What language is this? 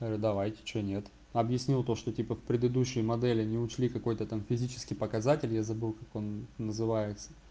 Russian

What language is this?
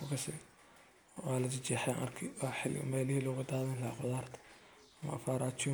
Somali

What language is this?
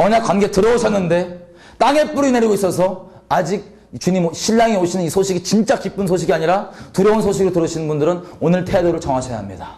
Korean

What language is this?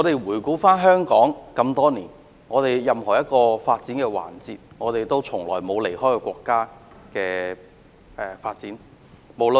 Cantonese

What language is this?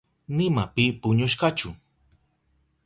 Southern Pastaza Quechua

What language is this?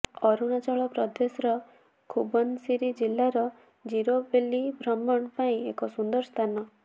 Odia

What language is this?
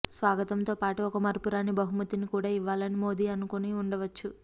Telugu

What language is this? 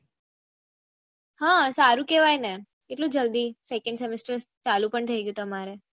Gujarati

